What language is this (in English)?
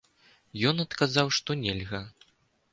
Belarusian